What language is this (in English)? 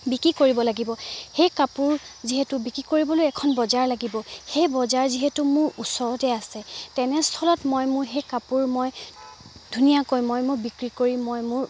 Assamese